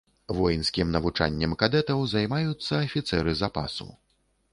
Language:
Belarusian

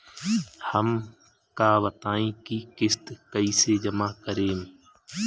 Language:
Bhojpuri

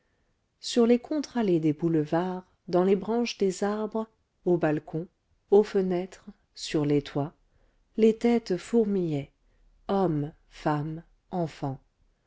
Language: French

